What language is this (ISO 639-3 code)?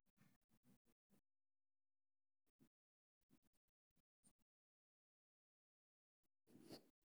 som